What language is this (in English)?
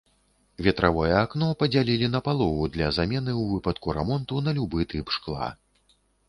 Belarusian